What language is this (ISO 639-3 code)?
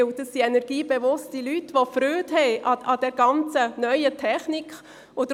gsw